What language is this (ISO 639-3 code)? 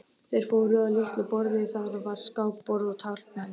isl